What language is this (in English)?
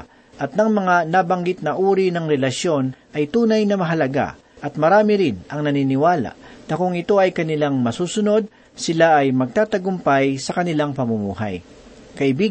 Filipino